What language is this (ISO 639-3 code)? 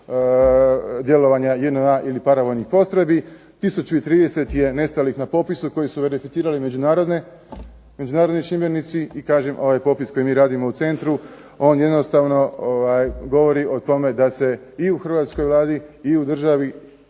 hrv